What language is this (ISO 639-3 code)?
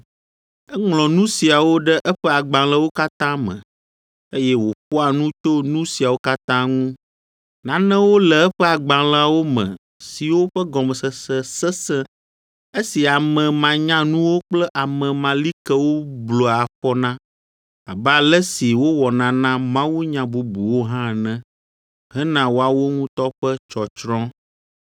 ewe